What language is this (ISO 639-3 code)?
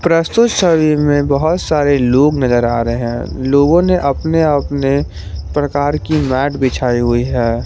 hin